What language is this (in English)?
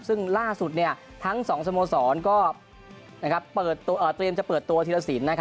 Thai